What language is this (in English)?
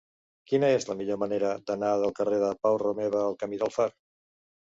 Catalan